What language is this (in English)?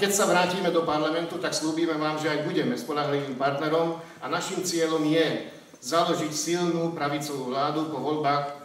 Hungarian